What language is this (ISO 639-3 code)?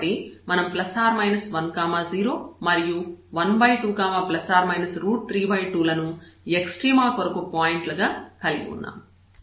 tel